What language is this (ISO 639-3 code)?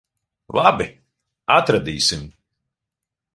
lav